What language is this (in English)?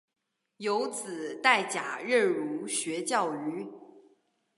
Chinese